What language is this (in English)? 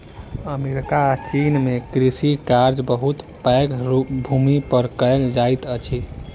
Maithili